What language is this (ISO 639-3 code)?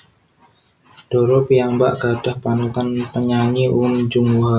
jav